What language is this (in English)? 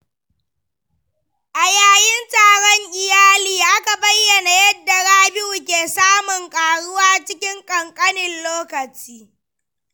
Hausa